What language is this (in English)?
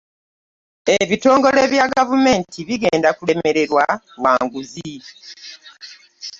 Ganda